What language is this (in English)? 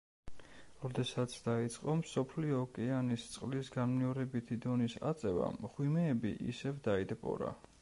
Georgian